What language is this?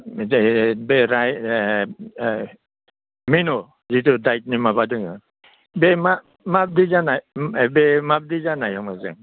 Bodo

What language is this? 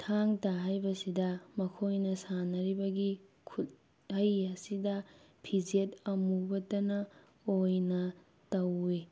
Manipuri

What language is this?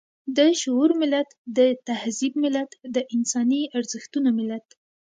Pashto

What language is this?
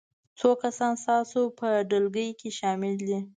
Pashto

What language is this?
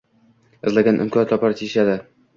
Uzbek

